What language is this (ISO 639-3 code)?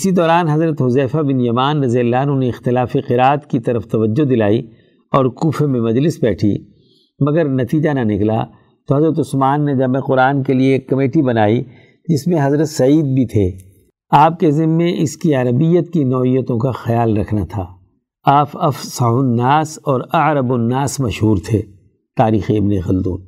urd